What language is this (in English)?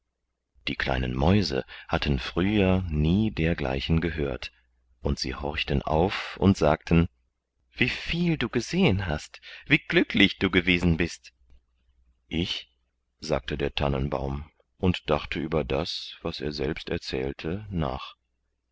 German